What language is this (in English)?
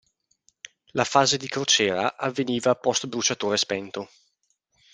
Italian